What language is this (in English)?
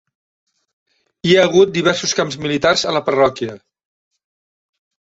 Catalan